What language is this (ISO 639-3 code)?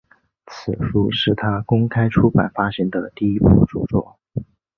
zho